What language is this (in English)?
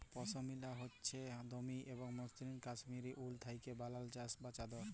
Bangla